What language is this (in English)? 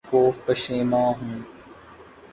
Urdu